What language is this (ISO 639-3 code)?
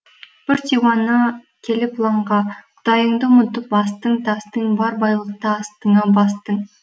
kaz